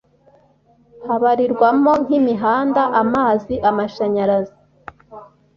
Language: Kinyarwanda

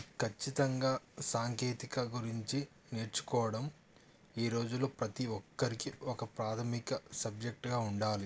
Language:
Telugu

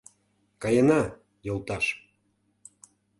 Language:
Mari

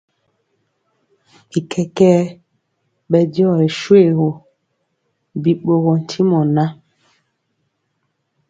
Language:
Mpiemo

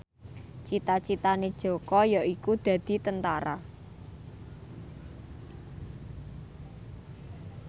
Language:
Javanese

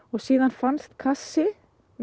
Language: Icelandic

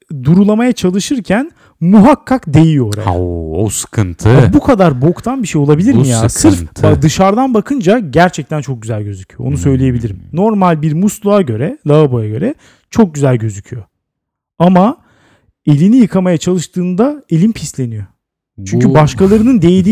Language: Turkish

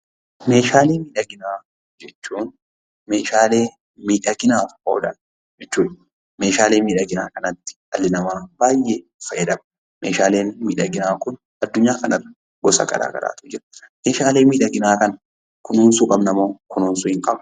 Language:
Oromo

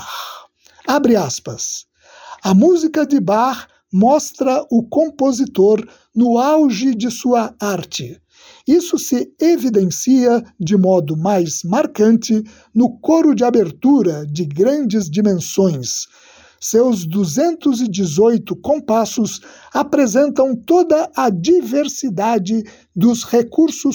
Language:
Portuguese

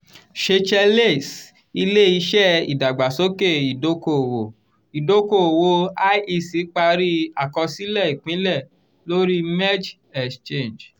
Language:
Yoruba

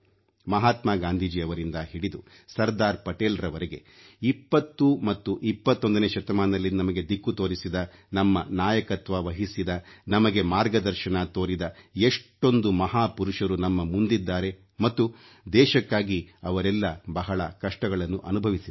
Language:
Kannada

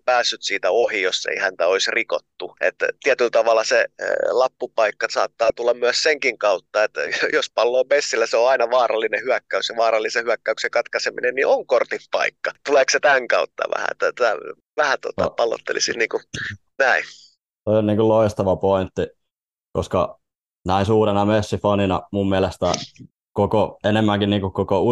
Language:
Finnish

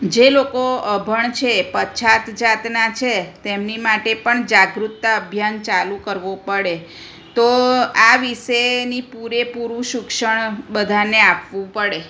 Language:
Gujarati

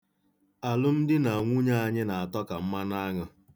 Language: Igbo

